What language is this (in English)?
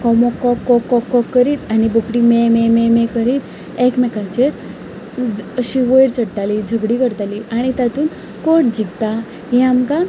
Konkani